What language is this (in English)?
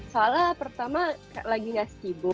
Indonesian